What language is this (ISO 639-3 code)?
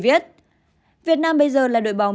vie